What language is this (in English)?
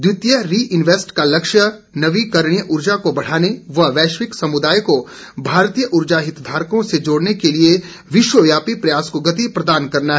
Hindi